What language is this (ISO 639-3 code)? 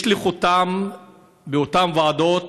heb